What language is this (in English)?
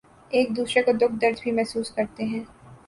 Urdu